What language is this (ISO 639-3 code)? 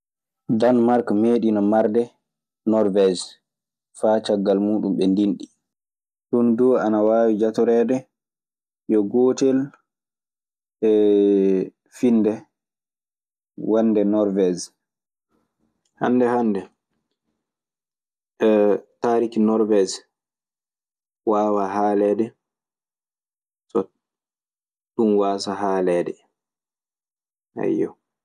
ffm